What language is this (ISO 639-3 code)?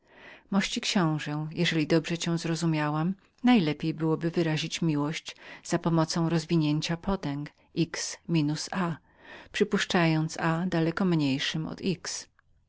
pol